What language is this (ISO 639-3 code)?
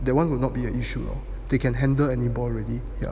eng